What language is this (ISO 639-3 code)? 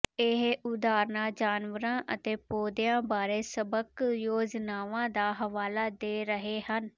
pan